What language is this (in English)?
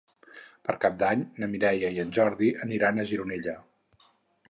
Catalan